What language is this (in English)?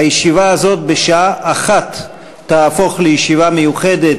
Hebrew